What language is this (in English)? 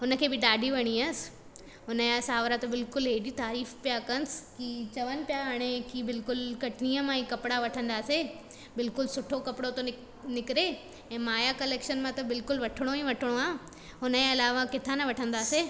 Sindhi